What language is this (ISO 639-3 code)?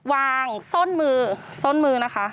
tha